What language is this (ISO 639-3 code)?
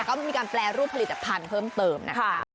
tha